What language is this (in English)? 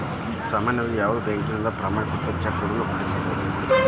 Kannada